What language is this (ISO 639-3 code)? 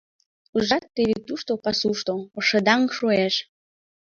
chm